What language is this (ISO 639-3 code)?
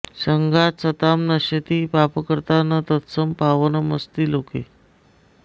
san